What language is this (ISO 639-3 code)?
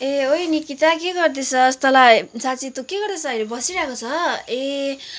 nep